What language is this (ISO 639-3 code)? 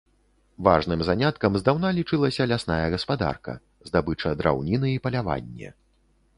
bel